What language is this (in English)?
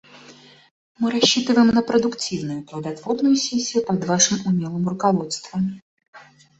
Russian